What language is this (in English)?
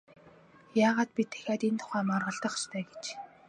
Mongolian